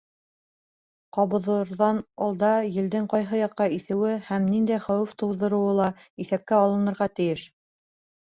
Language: Bashkir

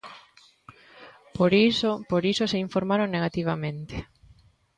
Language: Galician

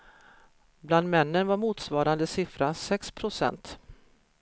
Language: Swedish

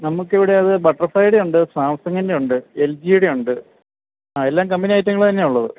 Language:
Malayalam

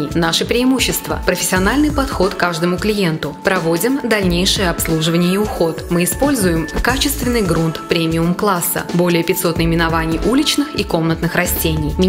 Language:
Russian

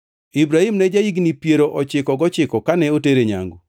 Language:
Luo (Kenya and Tanzania)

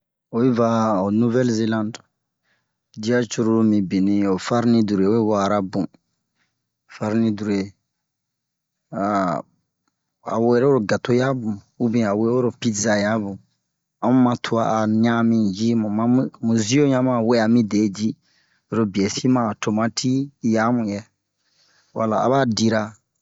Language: Bomu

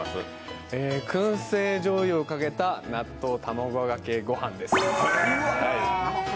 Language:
Japanese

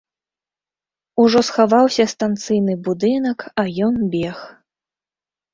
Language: Belarusian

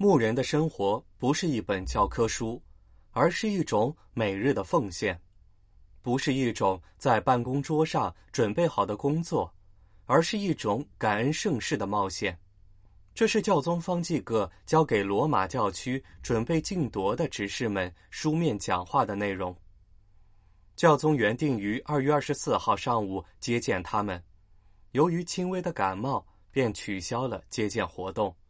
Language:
Chinese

